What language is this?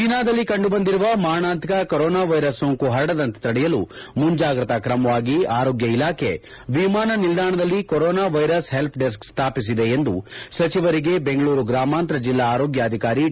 Kannada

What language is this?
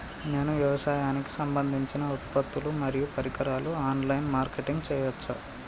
Telugu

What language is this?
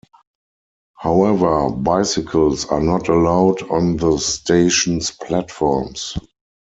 English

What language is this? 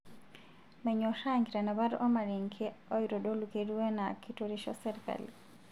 Masai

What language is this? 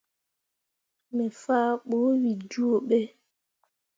Mundang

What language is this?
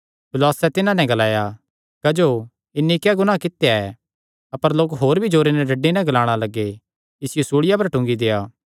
Kangri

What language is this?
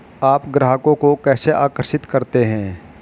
Hindi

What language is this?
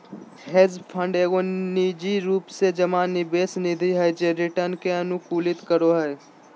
Magahi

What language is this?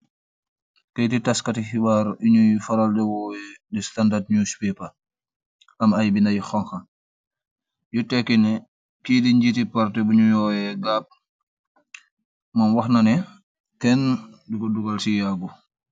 Wolof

